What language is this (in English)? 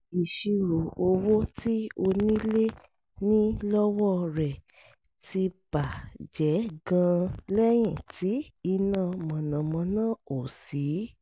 Yoruba